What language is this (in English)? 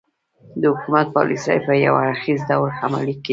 Pashto